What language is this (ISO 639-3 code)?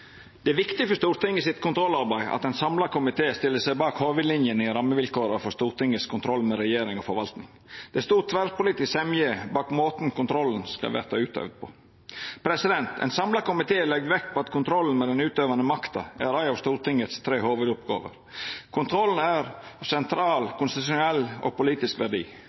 nno